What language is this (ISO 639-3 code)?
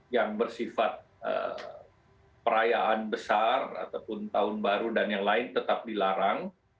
ind